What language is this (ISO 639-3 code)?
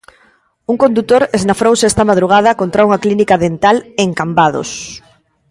glg